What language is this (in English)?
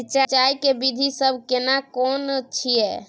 Maithili